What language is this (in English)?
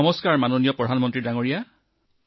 Assamese